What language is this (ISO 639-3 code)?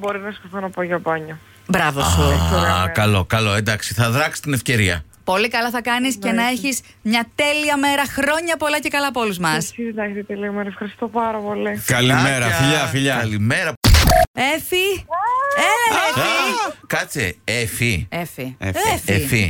ell